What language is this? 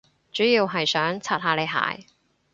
Cantonese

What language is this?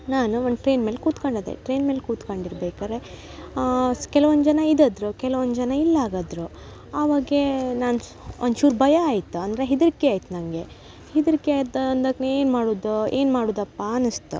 Kannada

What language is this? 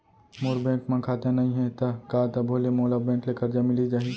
Chhattisgarhi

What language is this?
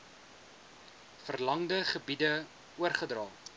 Afrikaans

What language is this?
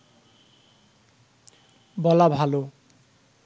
Bangla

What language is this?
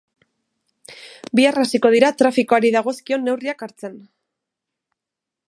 Basque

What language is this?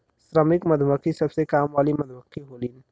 Bhojpuri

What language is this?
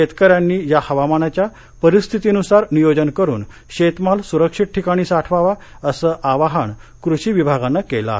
Marathi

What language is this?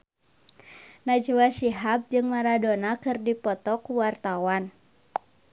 Sundanese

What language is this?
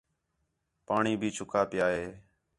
Khetrani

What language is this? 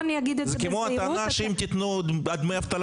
Hebrew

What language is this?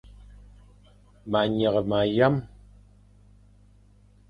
Fang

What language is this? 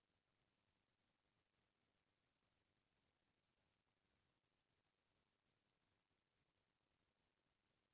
Chhattisgarhi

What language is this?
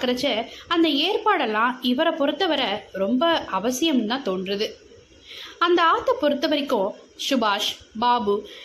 Tamil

